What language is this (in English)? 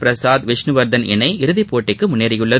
Tamil